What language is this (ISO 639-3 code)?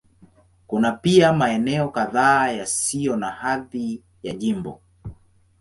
swa